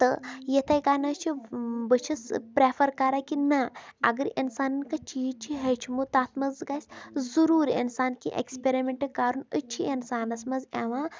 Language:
Kashmiri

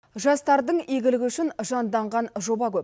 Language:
Kazakh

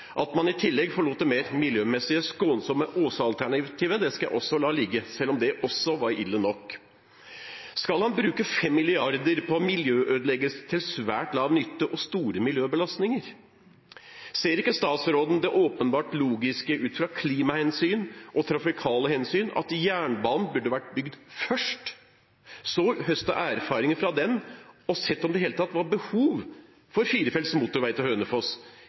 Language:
Norwegian Bokmål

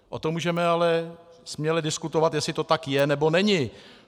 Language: Czech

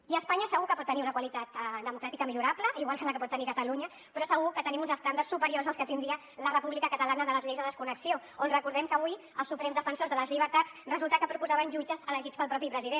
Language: Catalan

